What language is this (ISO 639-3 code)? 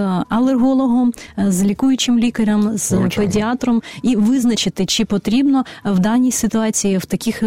ukr